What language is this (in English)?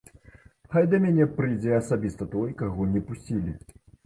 Belarusian